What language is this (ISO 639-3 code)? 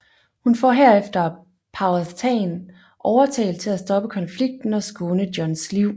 dan